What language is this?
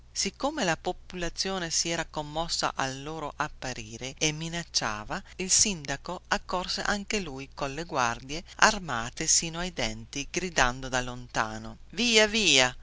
Italian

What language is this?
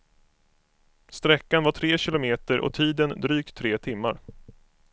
Swedish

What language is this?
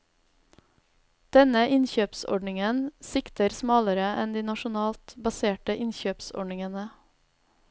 Norwegian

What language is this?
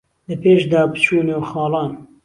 Central Kurdish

